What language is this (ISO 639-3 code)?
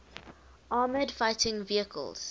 eng